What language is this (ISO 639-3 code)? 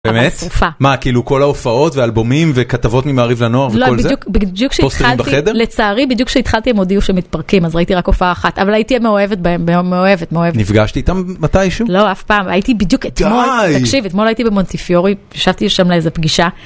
heb